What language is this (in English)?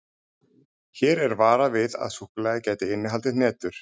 Icelandic